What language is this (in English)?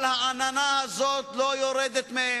Hebrew